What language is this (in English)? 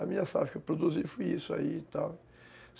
Portuguese